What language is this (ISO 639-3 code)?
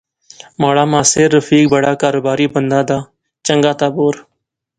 phr